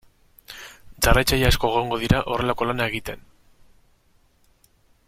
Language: Basque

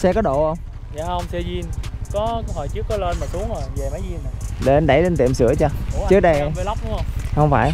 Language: Vietnamese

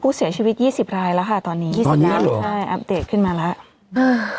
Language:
Thai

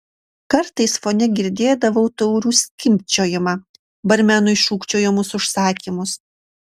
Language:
Lithuanian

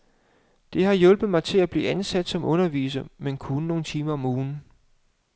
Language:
Danish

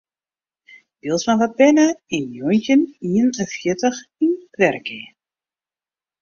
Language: Western Frisian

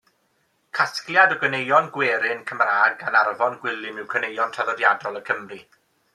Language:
Welsh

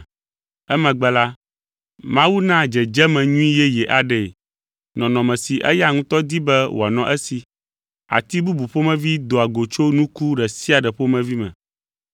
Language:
Ewe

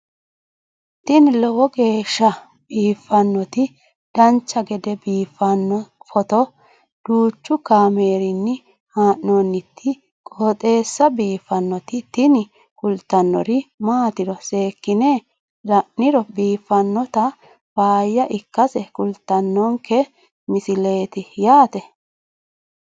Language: Sidamo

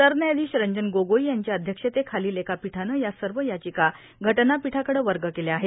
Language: Marathi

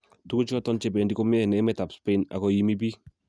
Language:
Kalenjin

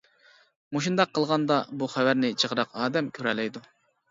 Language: Uyghur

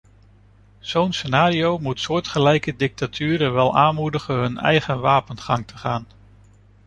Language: Dutch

